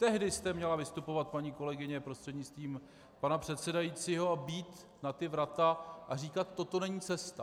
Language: Czech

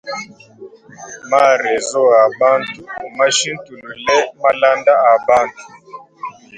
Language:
Luba-Lulua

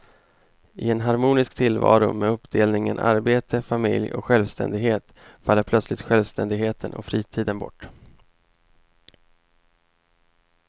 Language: Swedish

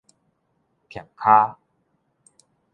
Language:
Min Nan Chinese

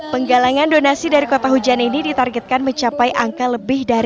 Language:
Indonesian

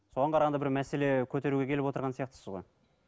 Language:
Kazakh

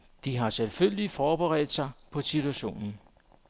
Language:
Danish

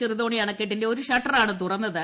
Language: Malayalam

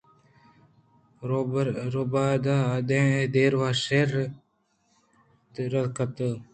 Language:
Eastern Balochi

